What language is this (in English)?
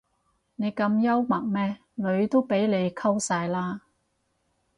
Cantonese